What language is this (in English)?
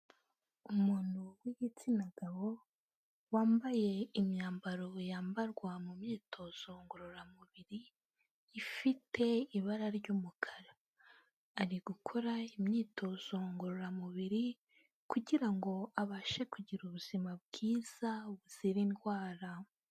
Kinyarwanda